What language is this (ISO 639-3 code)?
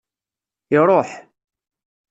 kab